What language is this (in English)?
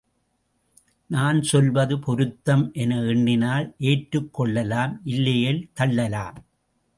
Tamil